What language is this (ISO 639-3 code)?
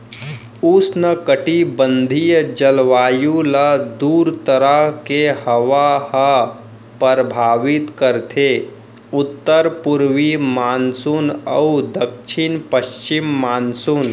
hne